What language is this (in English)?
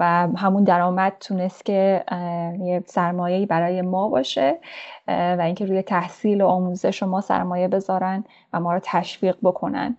Persian